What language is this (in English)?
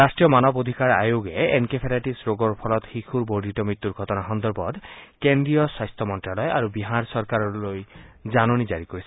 Assamese